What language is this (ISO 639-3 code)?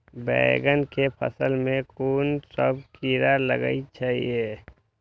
mai